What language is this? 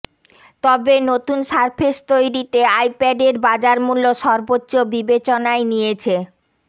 Bangla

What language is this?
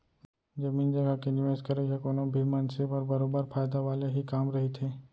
Chhattisgarhi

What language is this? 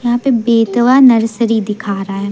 Hindi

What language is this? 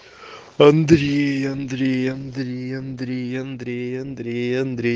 Russian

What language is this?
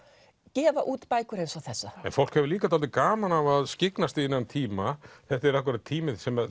Icelandic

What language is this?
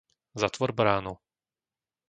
Slovak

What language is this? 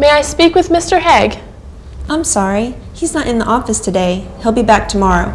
English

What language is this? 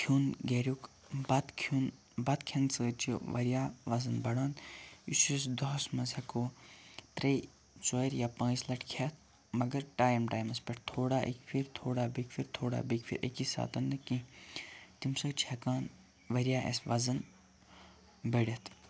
Kashmiri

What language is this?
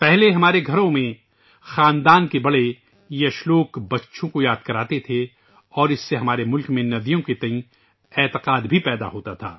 Urdu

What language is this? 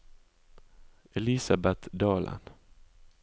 Norwegian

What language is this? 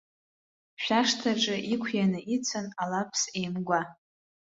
Abkhazian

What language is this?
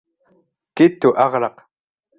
Arabic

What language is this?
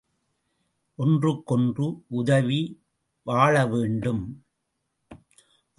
Tamil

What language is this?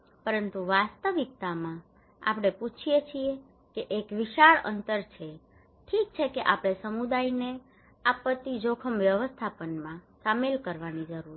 Gujarati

